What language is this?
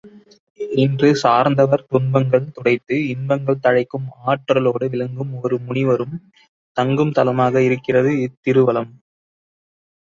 Tamil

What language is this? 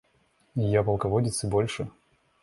Russian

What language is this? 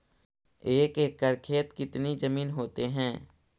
Magahi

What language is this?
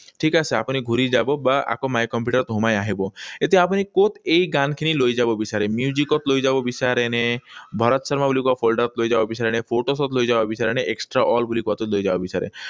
Assamese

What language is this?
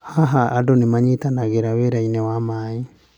Kikuyu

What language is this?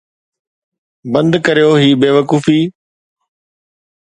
Sindhi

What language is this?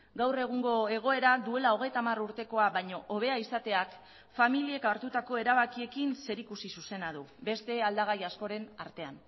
Basque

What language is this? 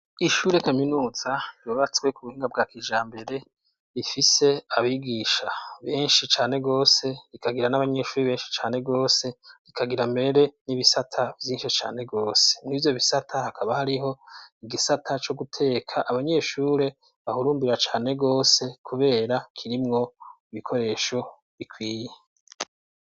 Rundi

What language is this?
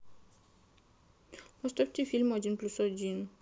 Russian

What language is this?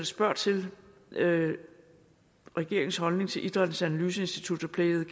Danish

